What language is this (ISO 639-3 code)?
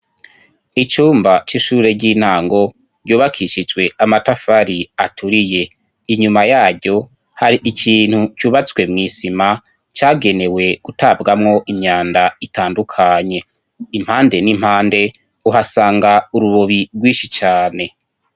run